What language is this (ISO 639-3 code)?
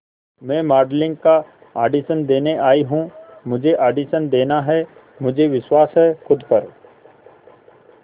hin